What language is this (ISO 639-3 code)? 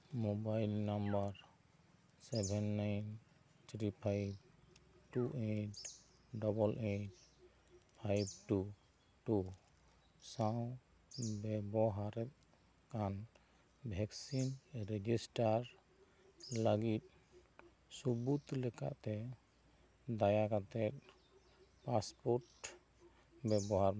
sat